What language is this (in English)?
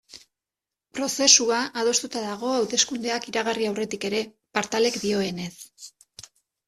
Basque